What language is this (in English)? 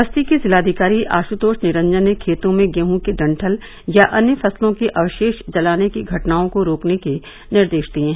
Hindi